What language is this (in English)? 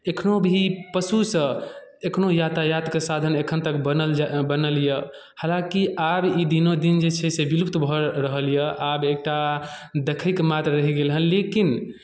Maithili